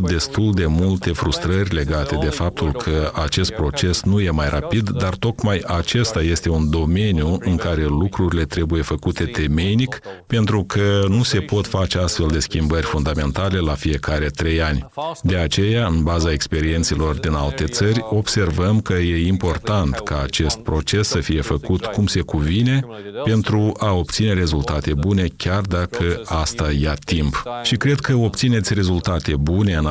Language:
Romanian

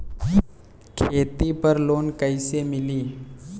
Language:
Bhojpuri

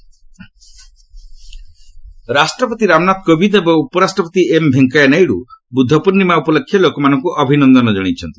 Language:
Odia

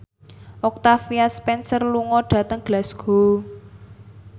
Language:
Javanese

